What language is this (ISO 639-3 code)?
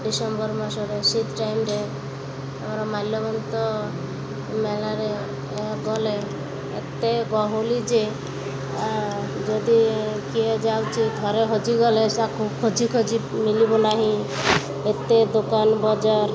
ori